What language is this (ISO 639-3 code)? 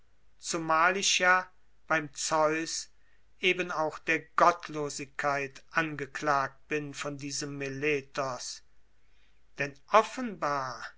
deu